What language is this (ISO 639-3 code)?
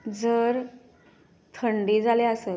kok